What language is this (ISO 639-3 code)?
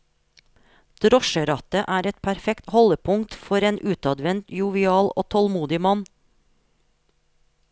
nor